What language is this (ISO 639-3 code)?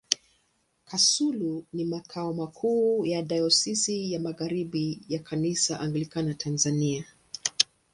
swa